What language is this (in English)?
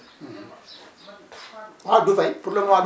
Wolof